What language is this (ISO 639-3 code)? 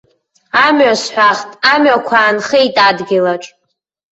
abk